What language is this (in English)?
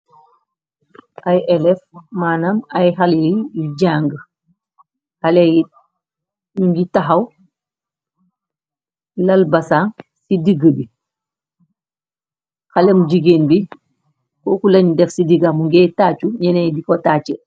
Wolof